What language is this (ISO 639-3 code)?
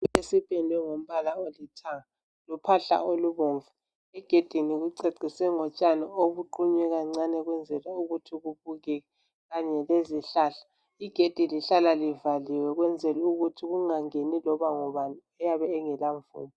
nde